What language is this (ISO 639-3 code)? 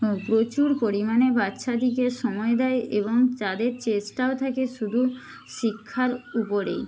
ben